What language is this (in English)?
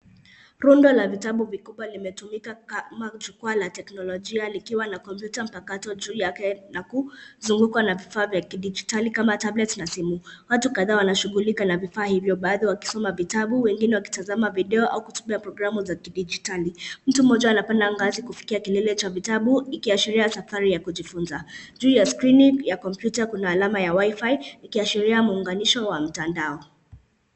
Swahili